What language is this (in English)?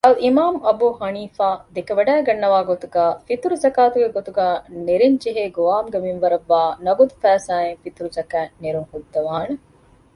Divehi